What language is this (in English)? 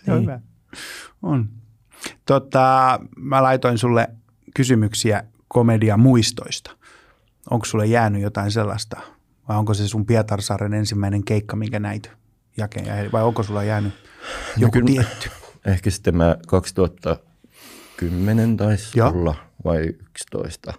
Finnish